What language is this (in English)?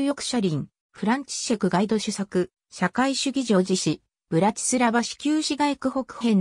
Japanese